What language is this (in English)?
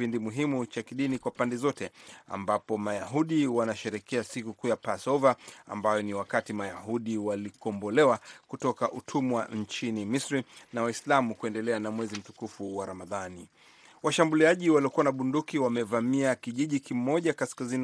Swahili